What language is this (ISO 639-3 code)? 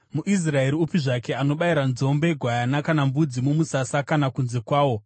sna